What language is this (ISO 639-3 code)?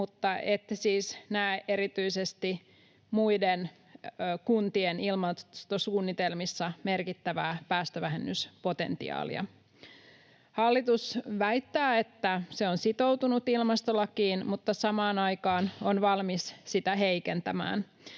fin